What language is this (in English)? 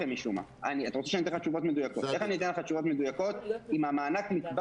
Hebrew